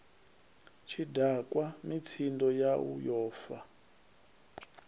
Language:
Venda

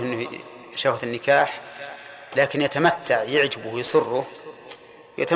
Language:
Arabic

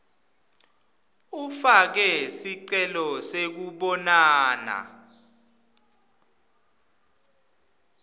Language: Swati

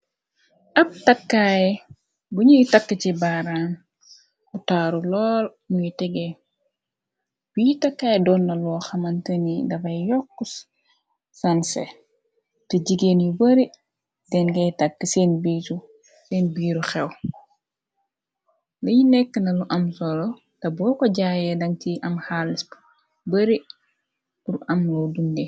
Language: Wolof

